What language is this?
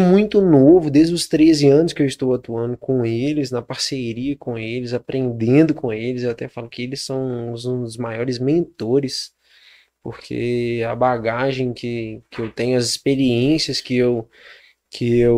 Portuguese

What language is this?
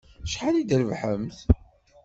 Kabyle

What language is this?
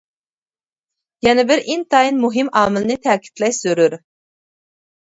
Uyghur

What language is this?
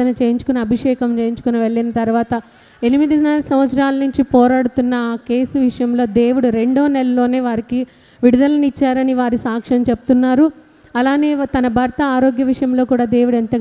Telugu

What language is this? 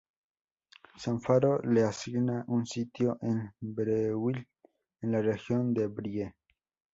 Spanish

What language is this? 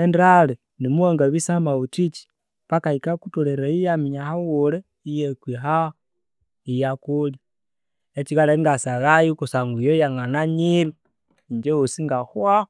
Konzo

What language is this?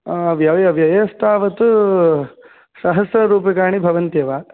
Sanskrit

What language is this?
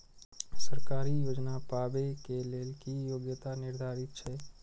Maithili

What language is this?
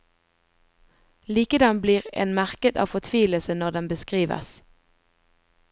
Norwegian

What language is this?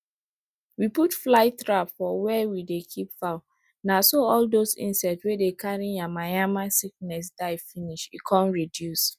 Nigerian Pidgin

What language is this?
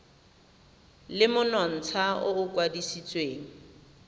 Tswana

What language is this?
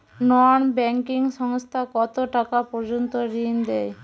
Bangla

